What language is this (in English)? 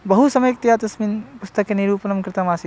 Sanskrit